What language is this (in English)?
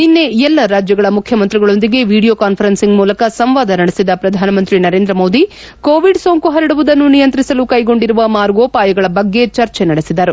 Kannada